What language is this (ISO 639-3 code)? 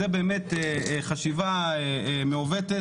heb